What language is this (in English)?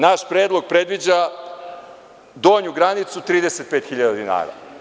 Serbian